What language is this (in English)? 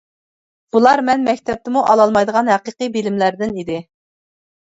Uyghur